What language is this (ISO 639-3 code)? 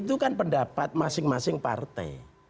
ind